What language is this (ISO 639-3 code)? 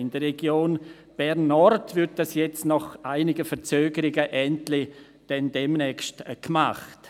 gsw